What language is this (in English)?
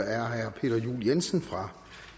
Danish